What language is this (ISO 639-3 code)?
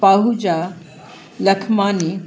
snd